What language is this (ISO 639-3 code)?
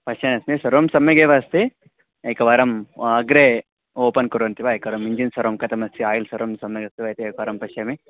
san